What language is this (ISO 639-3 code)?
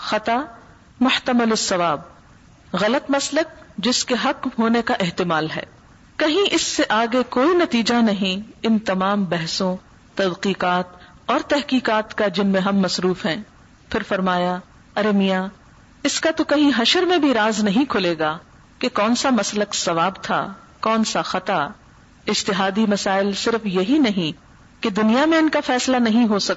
urd